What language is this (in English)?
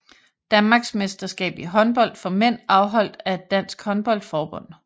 Danish